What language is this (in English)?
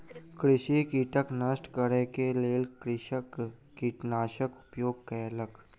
Maithili